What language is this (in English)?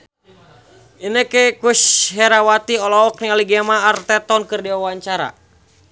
Sundanese